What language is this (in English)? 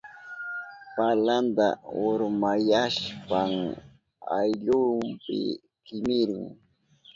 Southern Pastaza Quechua